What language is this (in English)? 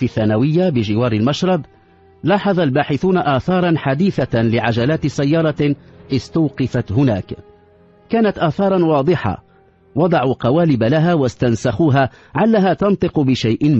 Arabic